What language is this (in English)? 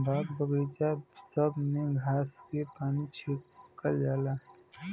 Bhojpuri